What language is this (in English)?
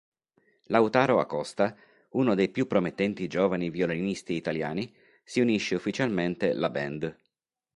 Italian